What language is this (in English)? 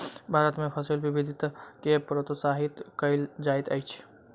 Maithili